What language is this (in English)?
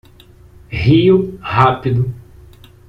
Portuguese